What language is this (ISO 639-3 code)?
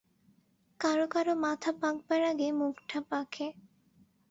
ben